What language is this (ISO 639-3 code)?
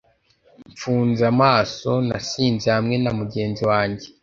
kin